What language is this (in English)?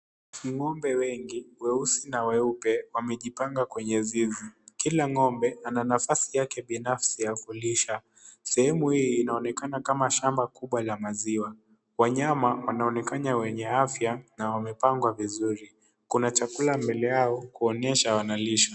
Swahili